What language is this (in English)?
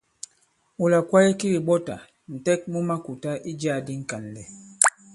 Bankon